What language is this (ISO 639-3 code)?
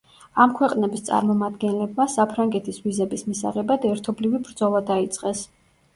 kat